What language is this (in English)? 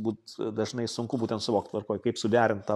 Lithuanian